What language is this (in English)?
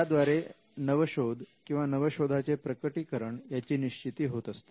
Marathi